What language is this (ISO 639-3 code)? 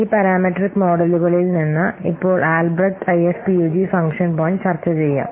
mal